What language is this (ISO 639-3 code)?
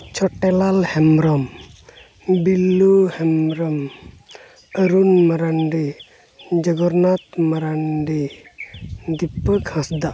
sat